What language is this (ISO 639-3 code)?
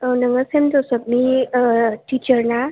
brx